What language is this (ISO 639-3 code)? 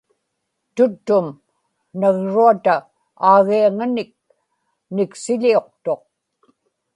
ipk